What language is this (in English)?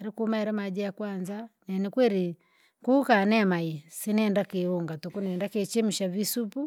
Langi